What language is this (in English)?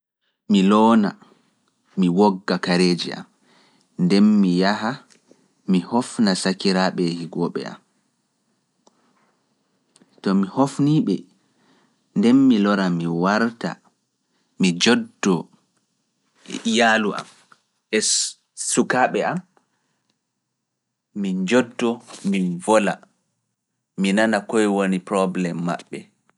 Fula